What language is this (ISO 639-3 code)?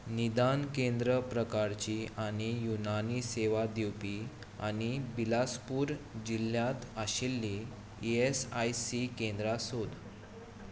kok